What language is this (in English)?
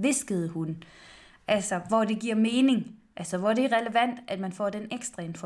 Danish